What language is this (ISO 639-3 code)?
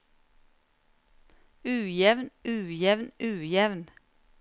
nor